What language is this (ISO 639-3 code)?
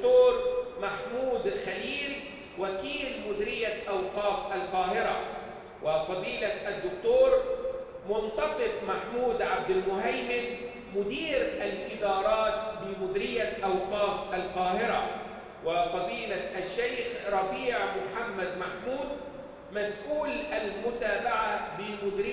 ara